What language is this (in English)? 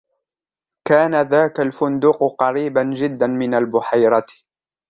Arabic